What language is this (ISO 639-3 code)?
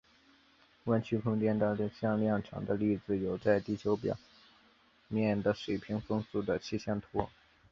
zho